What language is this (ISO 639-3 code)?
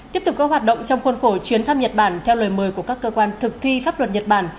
vie